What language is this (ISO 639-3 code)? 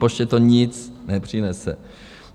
ces